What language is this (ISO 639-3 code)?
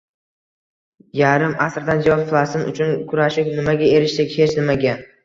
uzb